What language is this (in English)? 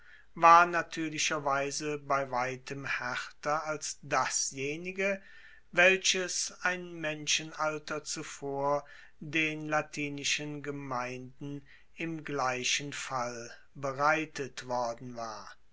German